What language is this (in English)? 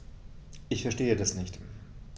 German